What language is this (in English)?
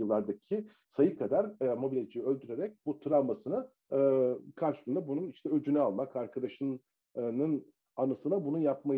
Turkish